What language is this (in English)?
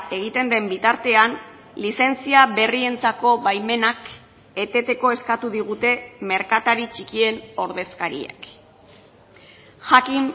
Basque